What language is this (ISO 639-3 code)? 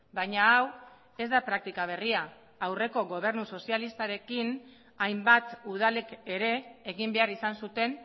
eus